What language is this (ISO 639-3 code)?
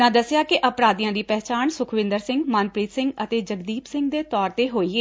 pan